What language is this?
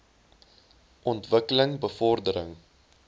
Afrikaans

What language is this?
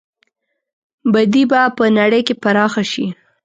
Pashto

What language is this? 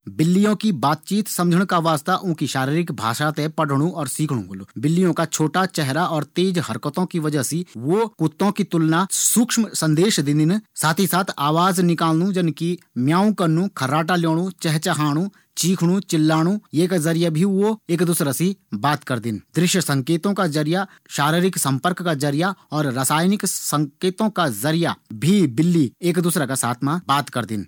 Garhwali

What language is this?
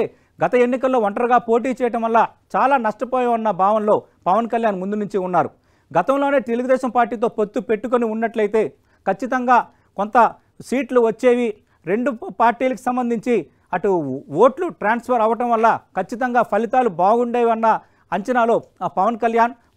Telugu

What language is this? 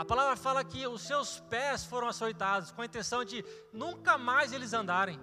Portuguese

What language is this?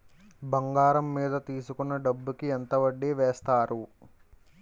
Telugu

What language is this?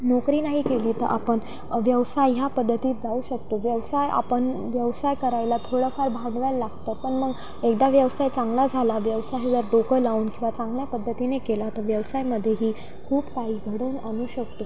Marathi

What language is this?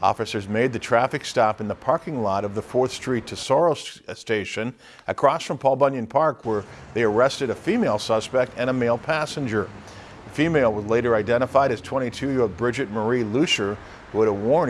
English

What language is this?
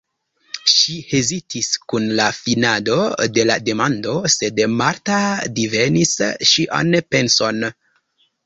Esperanto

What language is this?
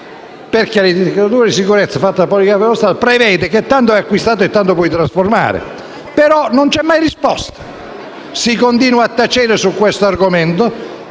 Italian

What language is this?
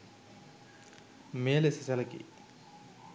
Sinhala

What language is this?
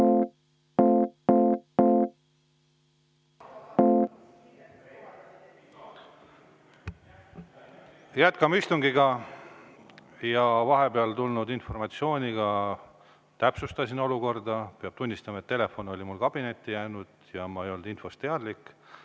Estonian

